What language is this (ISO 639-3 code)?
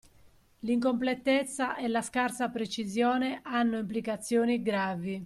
ita